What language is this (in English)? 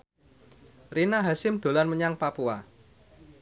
Javanese